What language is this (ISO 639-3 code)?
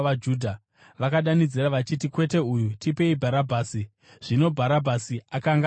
sna